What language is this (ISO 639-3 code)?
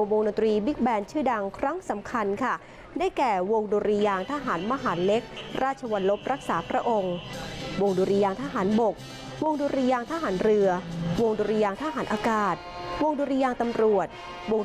tha